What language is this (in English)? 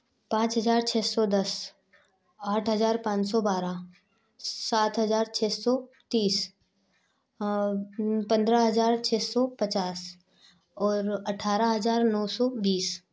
Hindi